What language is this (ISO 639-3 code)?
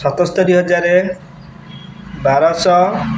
ori